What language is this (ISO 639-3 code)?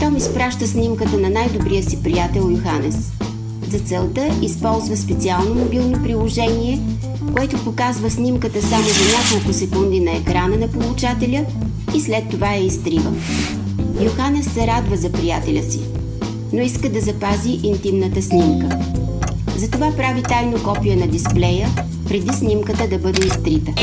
bul